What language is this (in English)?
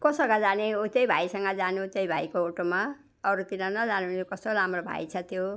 Nepali